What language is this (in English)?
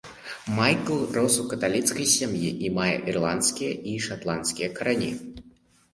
Belarusian